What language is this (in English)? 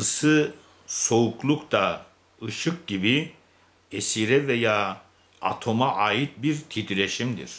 Turkish